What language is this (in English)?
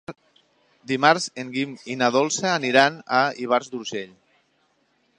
Catalan